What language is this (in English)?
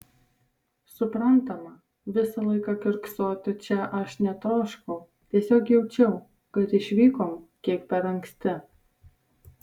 Lithuanian